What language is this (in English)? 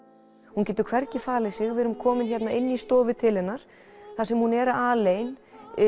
Icelandic